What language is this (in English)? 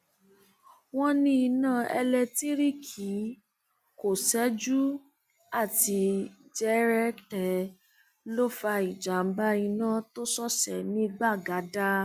Yoruba